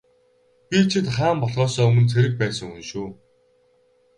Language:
Mongolian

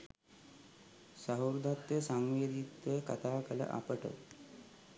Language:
Sinhala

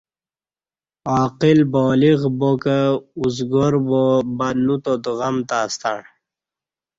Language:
Kati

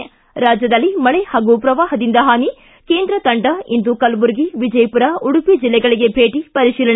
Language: Kannada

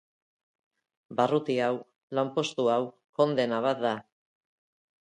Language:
Basque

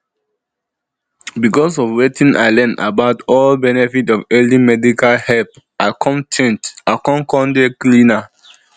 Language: Nigerian Pidgin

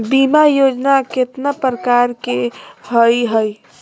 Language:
Magahi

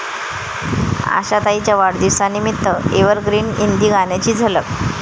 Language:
Marathi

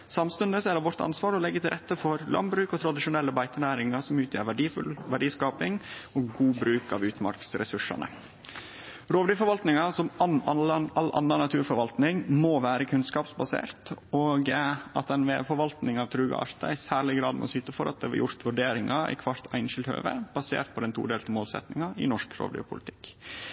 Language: Norwegian Nynorsk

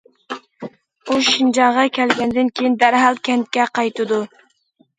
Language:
Uyghur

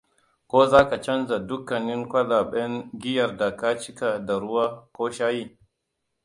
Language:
Hausa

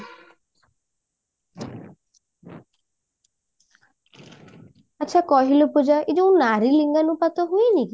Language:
Odia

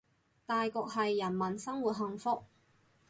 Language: Cantonese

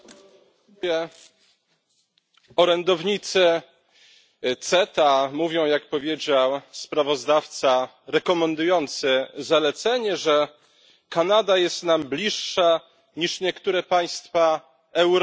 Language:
Polish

